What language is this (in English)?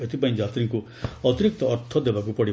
Odia